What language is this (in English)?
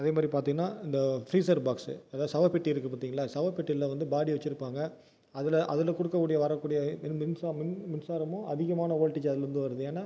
Tamil